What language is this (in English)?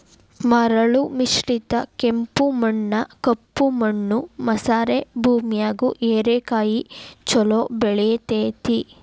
Kannada